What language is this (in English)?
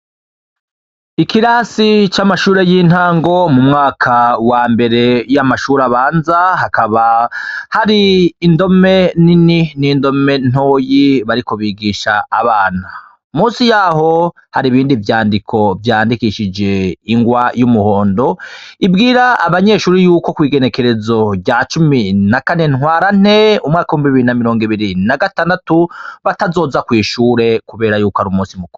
Rundi